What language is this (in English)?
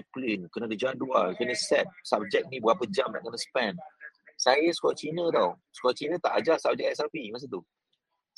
Malay